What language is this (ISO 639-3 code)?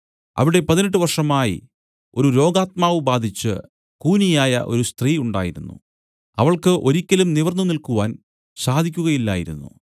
mal